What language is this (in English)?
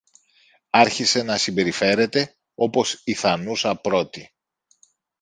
Greek